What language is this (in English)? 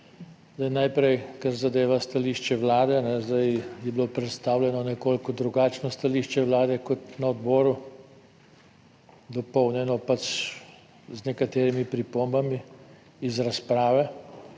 Slovenian